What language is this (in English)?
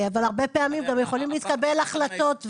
Hebrew